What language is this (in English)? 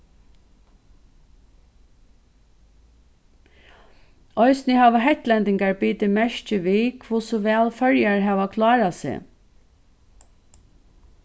Faroese